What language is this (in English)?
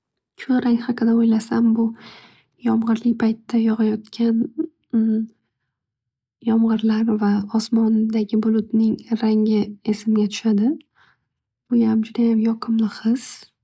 Uzbek